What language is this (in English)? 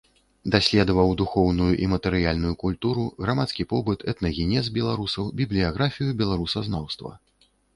Belarusian